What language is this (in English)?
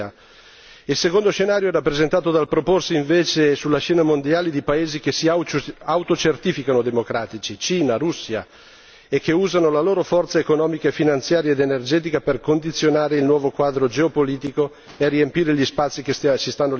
Italian